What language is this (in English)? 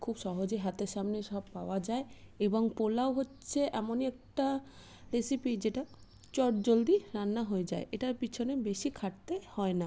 Bangla